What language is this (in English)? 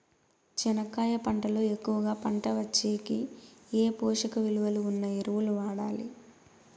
Telugu